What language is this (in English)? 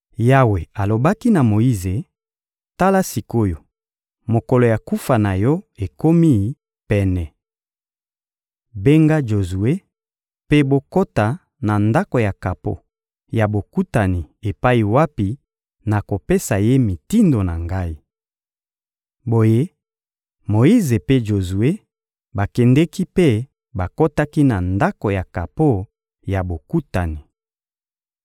Lingala